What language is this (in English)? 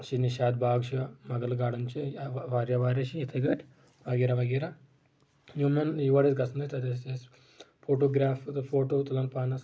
Kashmiri